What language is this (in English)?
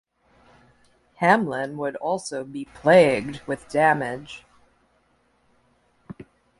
English